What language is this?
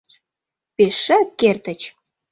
Mari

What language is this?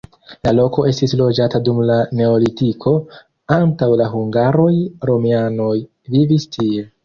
Esperanto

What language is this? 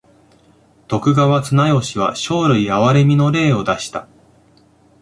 Japanese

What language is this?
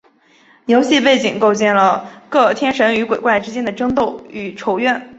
Chinese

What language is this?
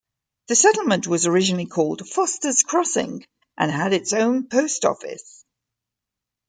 English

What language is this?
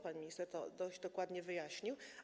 Polish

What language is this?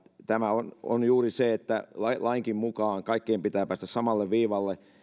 Finnish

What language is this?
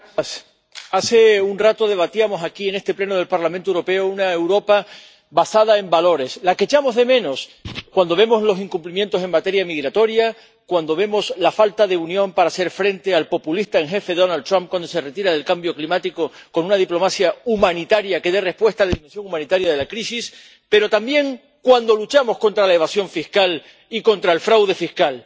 Spanish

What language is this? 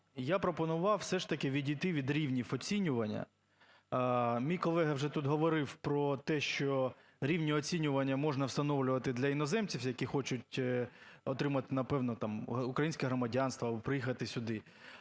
Ukrainian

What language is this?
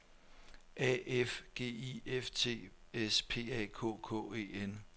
Danish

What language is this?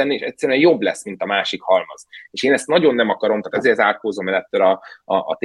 Hungarian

